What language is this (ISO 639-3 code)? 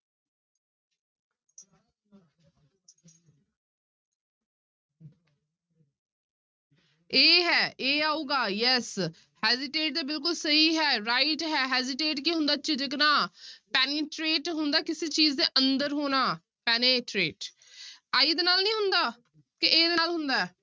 pan